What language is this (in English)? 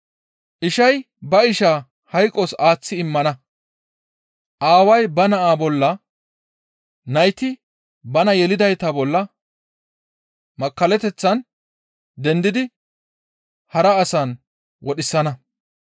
Gamo